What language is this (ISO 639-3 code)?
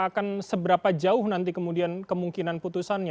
ind